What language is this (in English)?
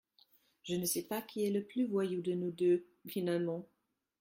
French